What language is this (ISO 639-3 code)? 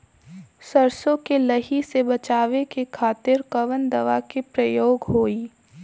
bho